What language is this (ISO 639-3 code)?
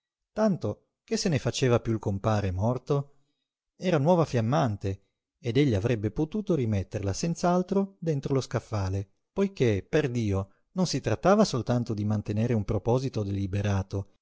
ita